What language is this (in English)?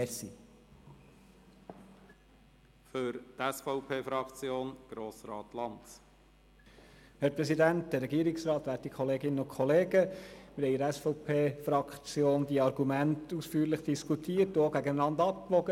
Swiss German